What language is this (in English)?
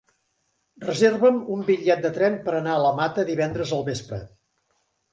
Catalan